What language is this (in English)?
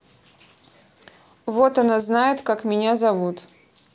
Russian